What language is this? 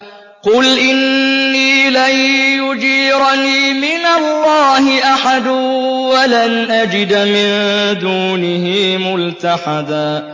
Arabic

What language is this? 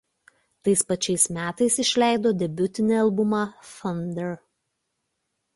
Lithuanian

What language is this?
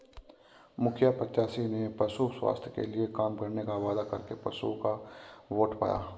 Hindi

